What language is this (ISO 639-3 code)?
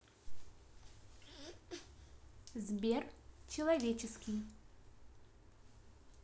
rus